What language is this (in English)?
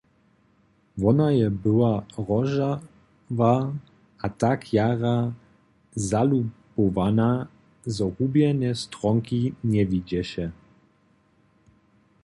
Upper Sorbian